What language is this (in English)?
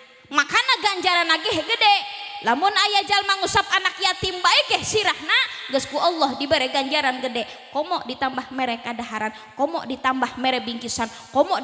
Indonesian